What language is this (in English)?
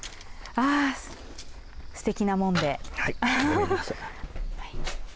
Japanese